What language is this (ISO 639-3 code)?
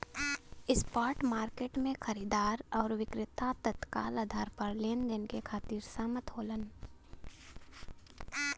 bho